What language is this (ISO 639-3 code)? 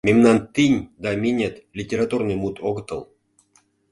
chm